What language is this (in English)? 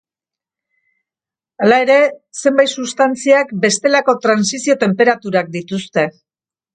Basque